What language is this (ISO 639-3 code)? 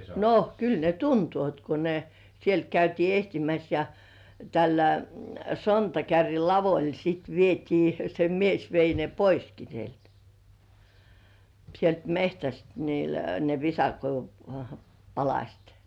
fin